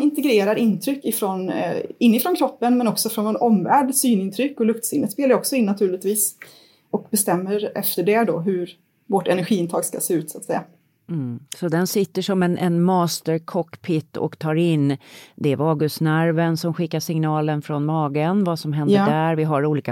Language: Swedish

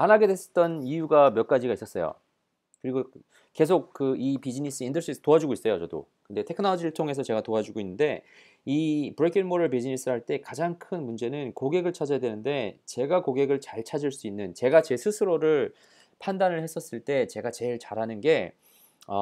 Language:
Korean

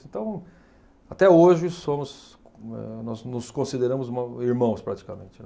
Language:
Portuguese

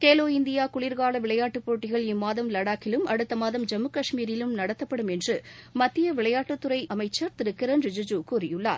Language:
Tamil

